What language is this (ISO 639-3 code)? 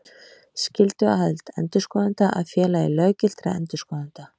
isl